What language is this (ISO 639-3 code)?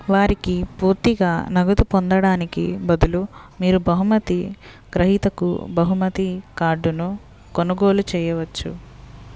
tel